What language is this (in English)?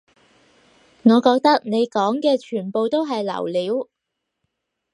Cantonese